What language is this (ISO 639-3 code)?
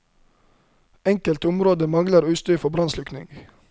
nor